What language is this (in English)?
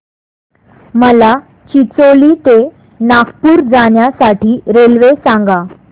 Marathi